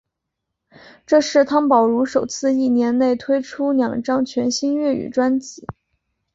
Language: Chinese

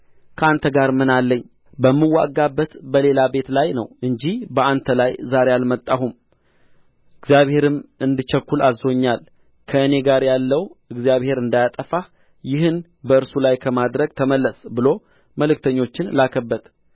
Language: Amharic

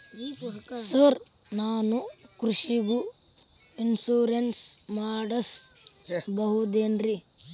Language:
Kannada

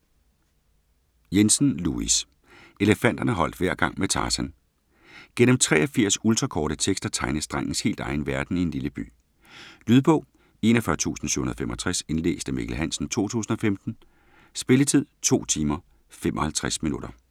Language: Danish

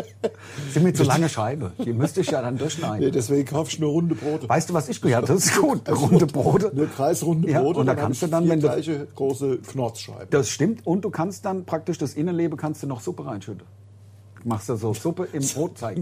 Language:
German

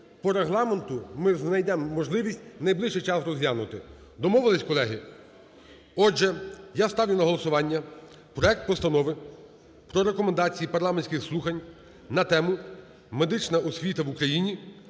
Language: Ukrainian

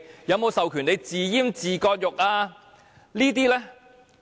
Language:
Cantonese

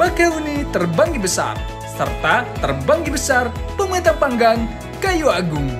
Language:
Indonesian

